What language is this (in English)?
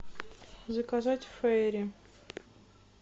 Russian